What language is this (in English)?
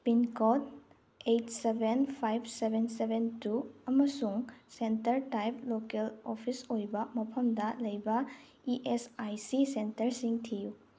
Manipuri